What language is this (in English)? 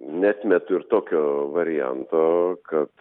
Lithuanian